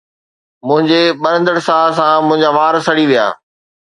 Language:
Sindhi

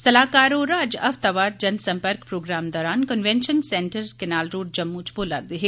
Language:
Dogri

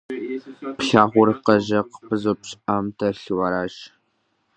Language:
Kabardian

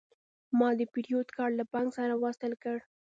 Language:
Pashto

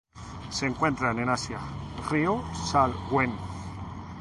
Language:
Spanish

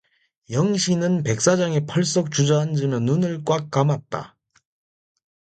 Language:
Korean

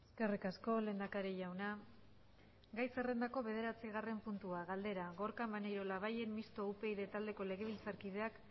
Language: Basque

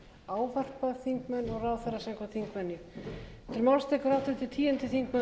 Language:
Icelandic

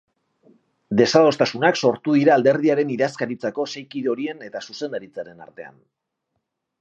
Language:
Basque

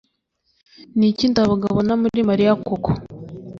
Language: Kinyarwanda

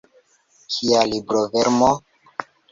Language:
Esperanto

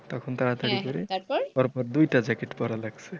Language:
Bangla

